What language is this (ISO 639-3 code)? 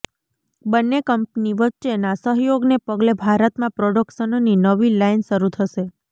guj